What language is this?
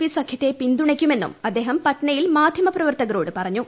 Malayalam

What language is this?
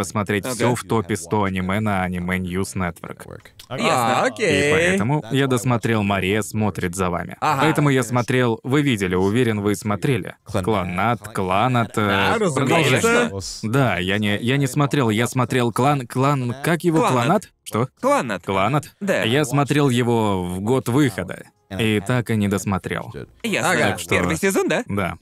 Russian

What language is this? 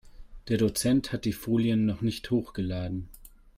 German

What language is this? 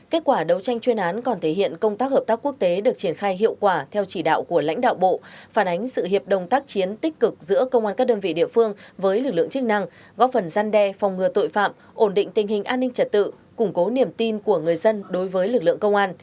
Vietnamese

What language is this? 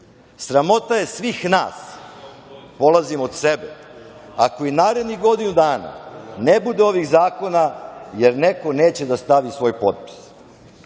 Serbian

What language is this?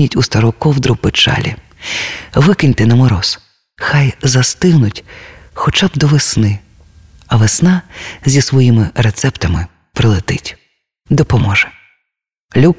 Ukrainian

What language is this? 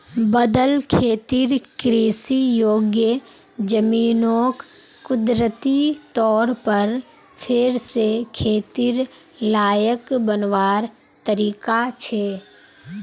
Magahi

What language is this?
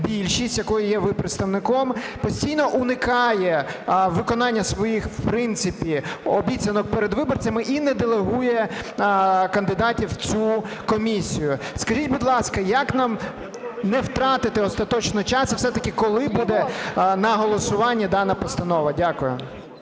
Ukrainian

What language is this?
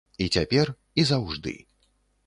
Belarusian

